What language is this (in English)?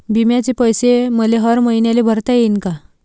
Marathi